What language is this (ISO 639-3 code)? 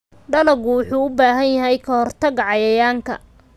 som